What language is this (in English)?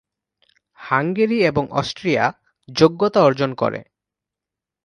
Bangla